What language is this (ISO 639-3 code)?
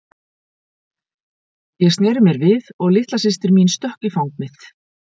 isl